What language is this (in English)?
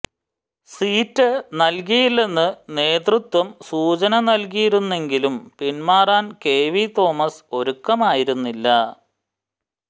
Malayalam